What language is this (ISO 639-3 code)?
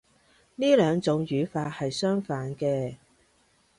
yue